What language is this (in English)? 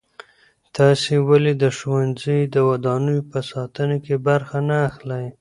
Pashto